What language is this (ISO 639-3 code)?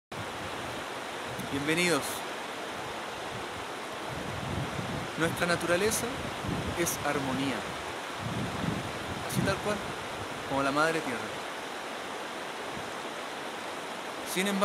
spa